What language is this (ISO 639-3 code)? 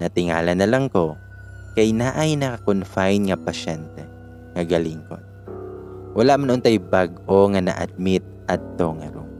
fil